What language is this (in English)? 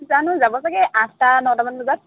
Assamese